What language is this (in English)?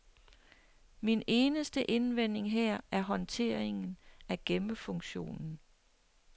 Danish